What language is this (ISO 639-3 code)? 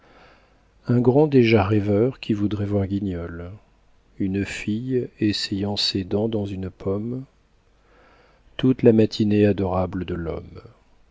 fra